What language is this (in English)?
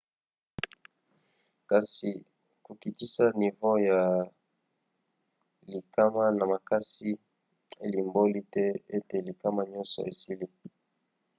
Lingala